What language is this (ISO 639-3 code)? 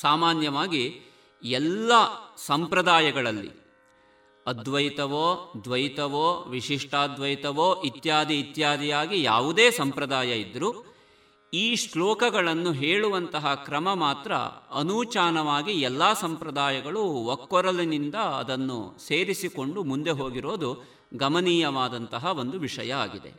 kan